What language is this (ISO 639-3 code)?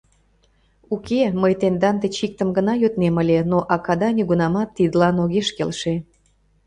chm